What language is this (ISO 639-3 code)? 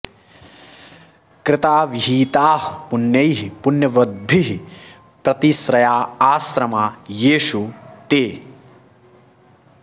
san